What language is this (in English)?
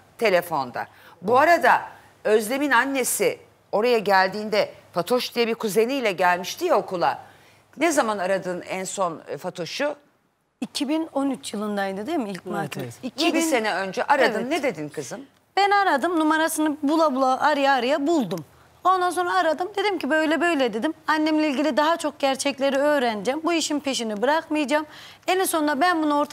Turkish